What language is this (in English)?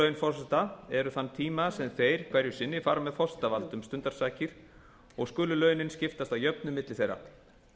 Icelandic